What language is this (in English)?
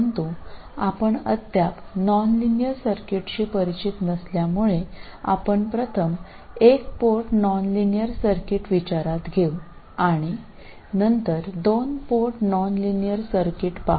Malayalam